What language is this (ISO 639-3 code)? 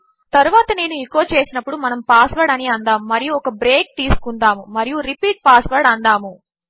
tel